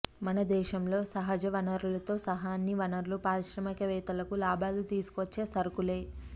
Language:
Telugu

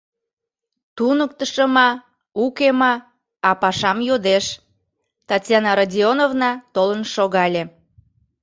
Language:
Mari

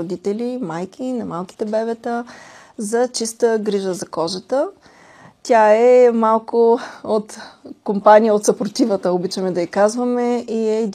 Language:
Bulgarian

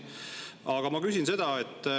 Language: Estonian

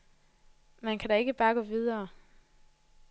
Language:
Danish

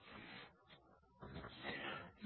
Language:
Malayalam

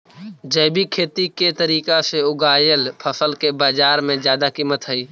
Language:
Magahi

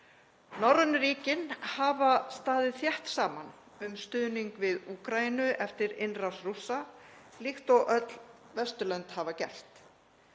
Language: Icelandic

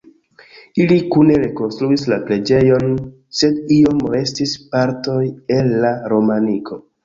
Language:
Esperanto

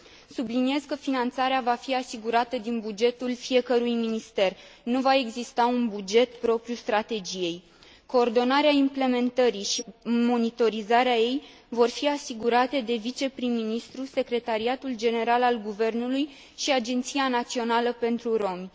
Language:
Romanian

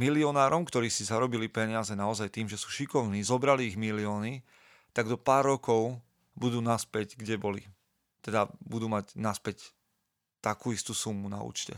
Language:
Slovak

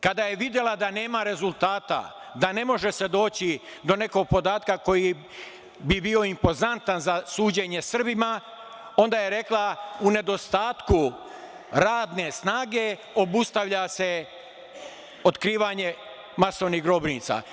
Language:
Serbian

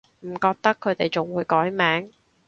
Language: Cantonese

